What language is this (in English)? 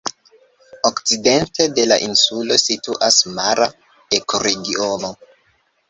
Esperanto